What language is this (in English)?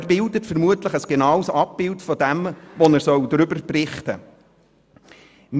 Swiss German